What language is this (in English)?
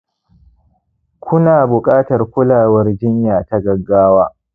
Hausa